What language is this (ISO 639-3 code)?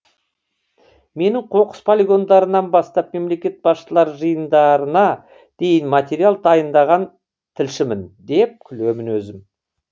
kaz